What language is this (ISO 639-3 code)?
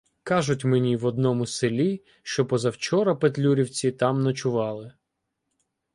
ukr